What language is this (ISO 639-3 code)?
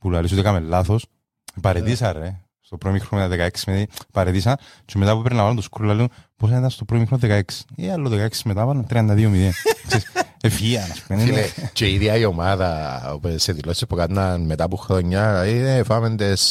ell